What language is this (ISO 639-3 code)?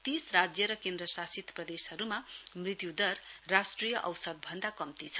nep